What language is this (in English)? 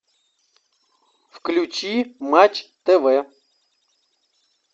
Russian